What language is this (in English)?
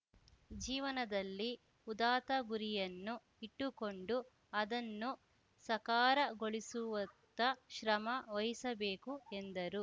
Kannada